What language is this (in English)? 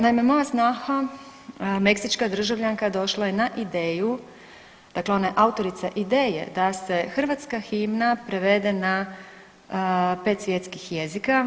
Croatian